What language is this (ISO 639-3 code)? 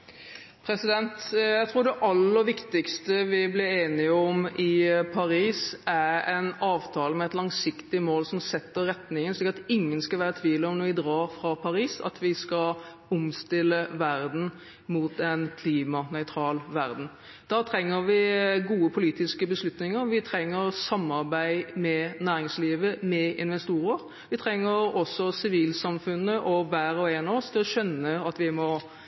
nob